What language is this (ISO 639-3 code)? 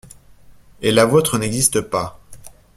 fra